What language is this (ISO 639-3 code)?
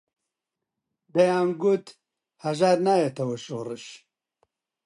ckb